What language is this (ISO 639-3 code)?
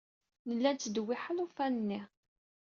kab